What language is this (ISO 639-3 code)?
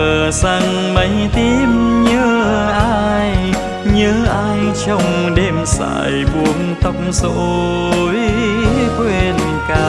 vie